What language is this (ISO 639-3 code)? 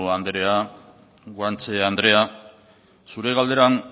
eus